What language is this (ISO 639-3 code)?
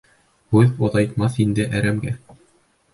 bak